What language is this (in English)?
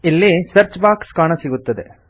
Kannada